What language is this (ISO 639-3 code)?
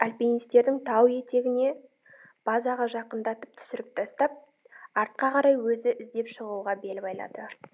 kaz